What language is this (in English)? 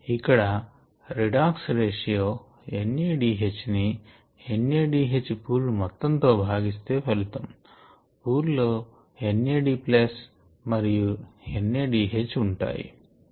Telugu